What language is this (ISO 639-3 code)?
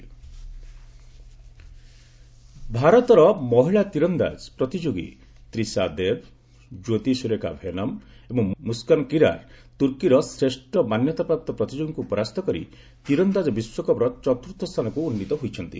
ori